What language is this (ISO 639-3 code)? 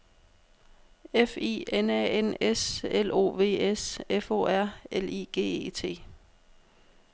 dan